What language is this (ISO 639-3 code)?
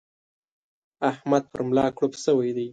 pus